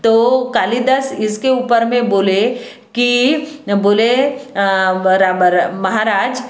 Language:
Hindi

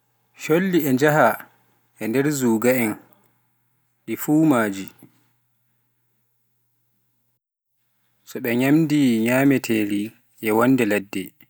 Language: Pular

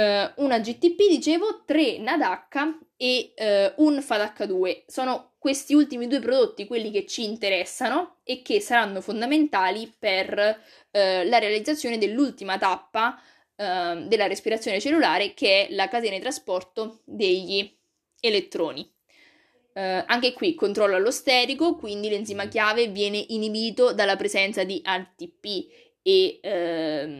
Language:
Italian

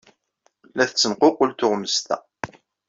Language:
Kabyle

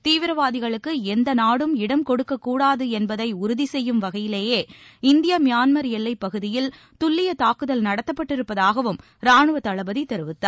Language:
Tamil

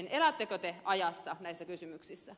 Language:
Finnish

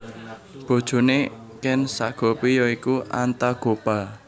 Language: Javanese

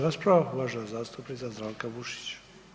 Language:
Croatian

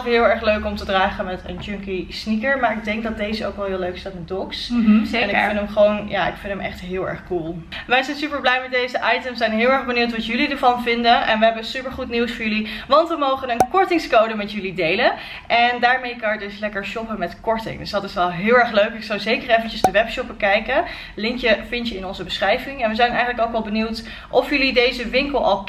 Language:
Dutch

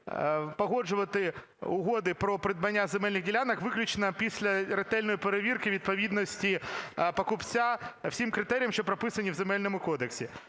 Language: Ukrainian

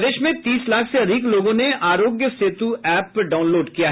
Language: Hindi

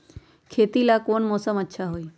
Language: Magahi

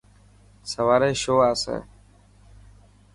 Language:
Dhatki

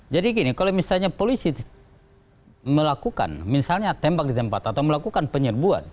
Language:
Indonesian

